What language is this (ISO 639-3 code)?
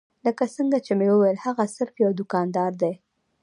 pus